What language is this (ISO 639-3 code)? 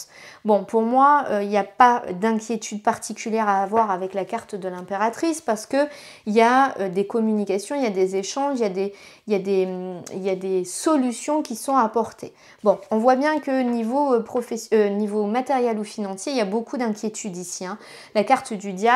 fra